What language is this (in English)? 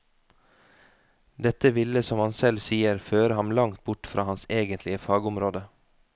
Norwegian